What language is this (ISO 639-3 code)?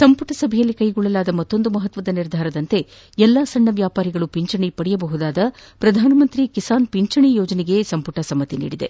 kan